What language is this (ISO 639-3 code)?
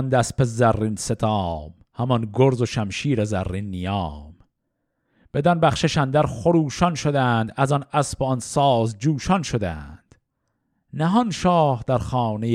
fas